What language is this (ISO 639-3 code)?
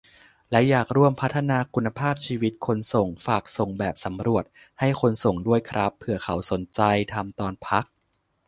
tha